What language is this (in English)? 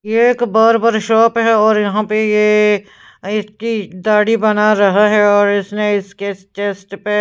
Hindi